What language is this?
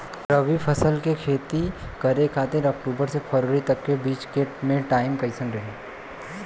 Bhojpuri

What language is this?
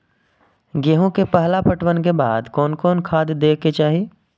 Maithili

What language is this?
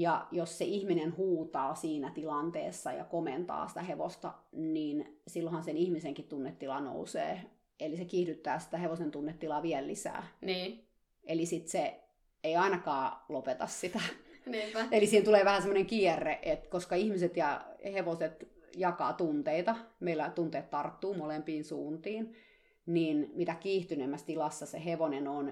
Finnish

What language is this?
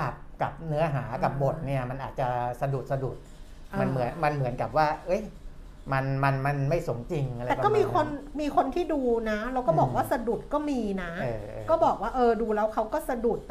Thai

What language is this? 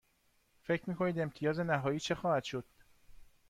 Persian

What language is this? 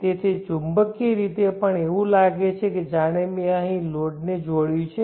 Gujarati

